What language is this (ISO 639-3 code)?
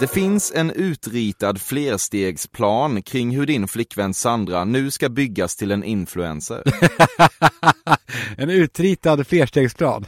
swe